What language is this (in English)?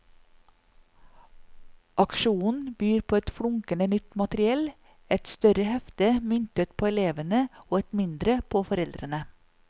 Norwegian